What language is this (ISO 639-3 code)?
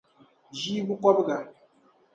dag